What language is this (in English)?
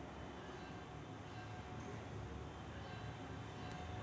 Marathi